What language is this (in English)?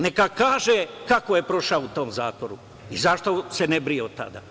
Serbian